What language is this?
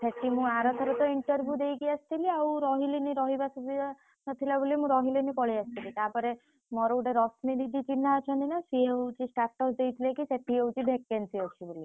Odia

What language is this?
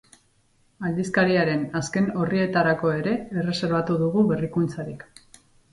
Basque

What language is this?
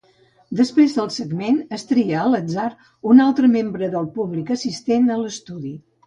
Catalan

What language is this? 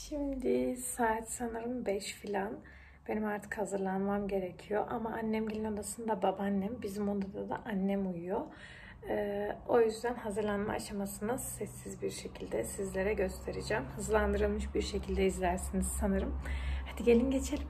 Turkish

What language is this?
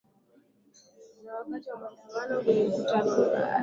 Swahili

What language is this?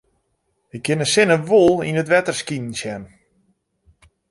Western Frisian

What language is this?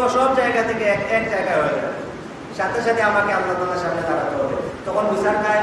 Indonesian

